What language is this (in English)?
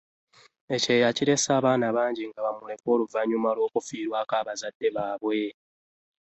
Ganda